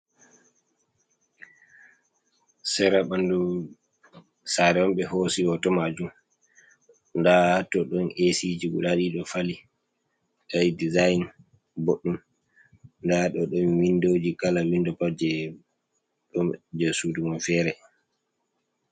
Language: Fula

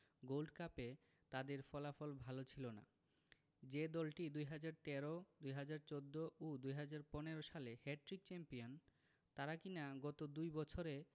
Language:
Bangla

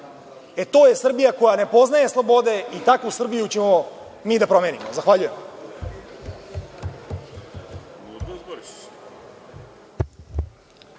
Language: Serbian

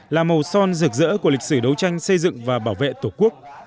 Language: Vietnamese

